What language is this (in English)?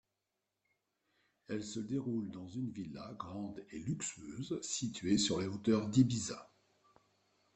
French